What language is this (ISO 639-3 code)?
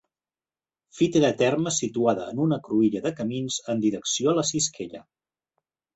cat